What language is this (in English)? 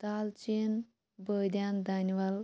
Kashmiri